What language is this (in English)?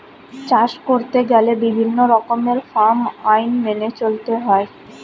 Bangla